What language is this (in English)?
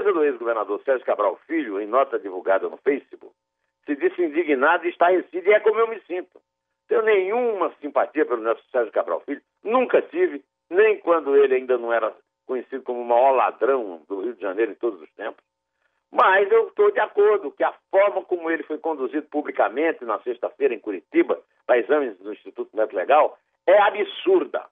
Portuguese